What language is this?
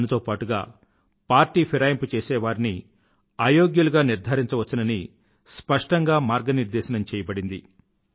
Telugu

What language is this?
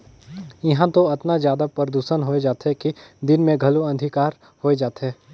Chhattisgarhi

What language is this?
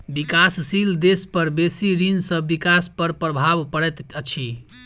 Maithili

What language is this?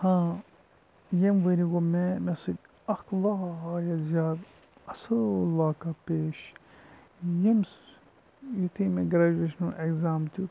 Kashmiri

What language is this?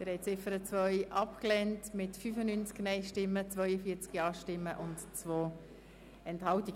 Swiss German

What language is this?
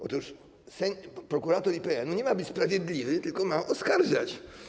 Polish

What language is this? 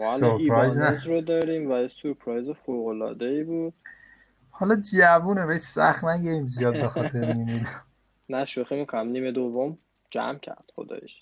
Persian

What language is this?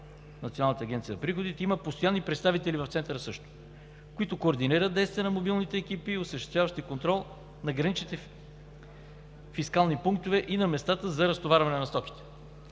Bulgarian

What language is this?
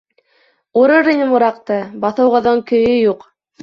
Bashkir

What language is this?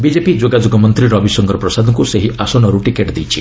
Odia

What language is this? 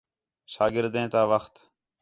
Khetrani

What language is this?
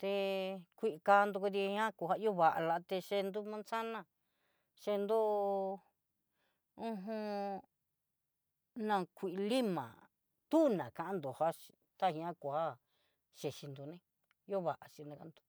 Southeastern Nochixtlán Mixtec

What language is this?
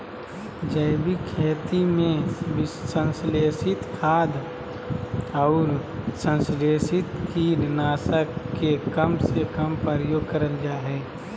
Magahi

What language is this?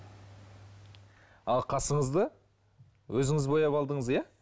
Kazakh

